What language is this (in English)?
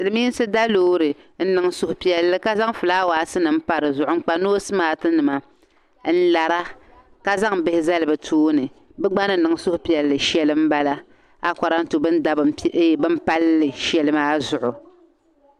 Dagbani